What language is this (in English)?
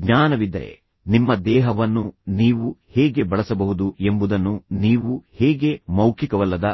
Kannada